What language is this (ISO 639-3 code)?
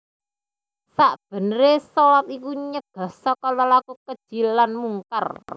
jav